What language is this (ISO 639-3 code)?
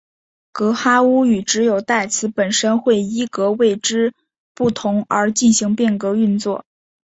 zho